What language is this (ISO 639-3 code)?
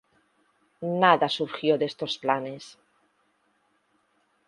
spa